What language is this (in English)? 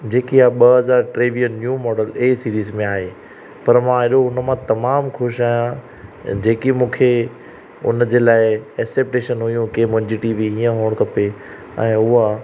Sindhi